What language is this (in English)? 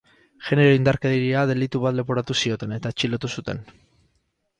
Basque